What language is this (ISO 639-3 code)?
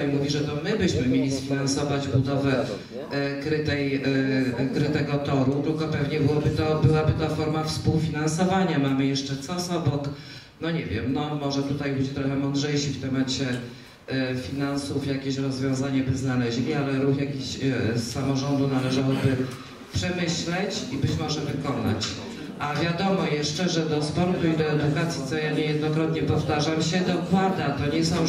pol